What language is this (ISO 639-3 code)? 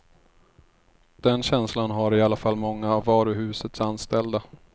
swe